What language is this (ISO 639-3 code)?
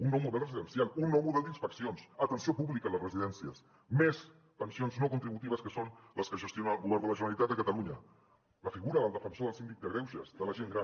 cat